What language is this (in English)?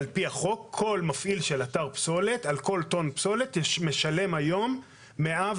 Hebrew